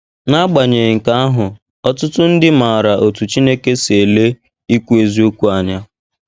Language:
Igbo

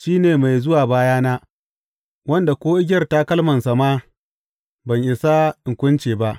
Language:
Hausa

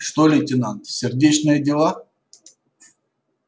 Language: Russian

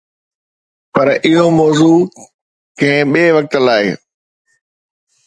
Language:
Sindhi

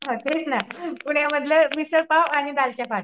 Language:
Marathi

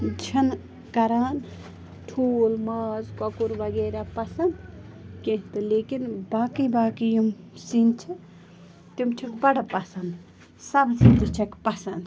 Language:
Kashmiri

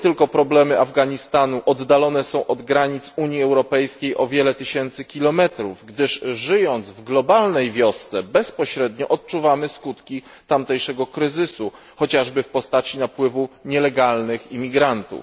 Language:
Polish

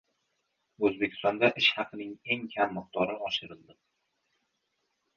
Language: Uzbek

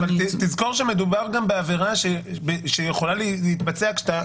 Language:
Hebrew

